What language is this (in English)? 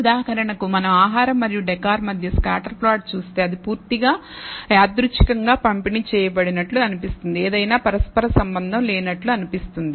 Telugu